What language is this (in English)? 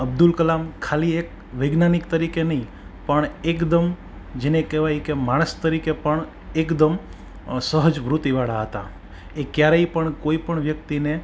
Gujarati